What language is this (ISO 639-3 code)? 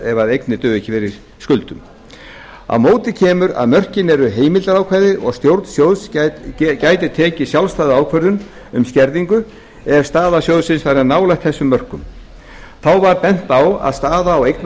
isl